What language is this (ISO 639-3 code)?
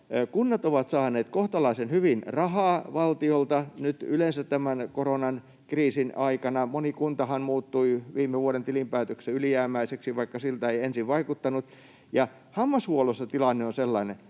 fin